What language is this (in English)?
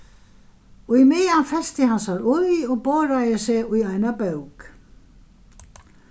Faroese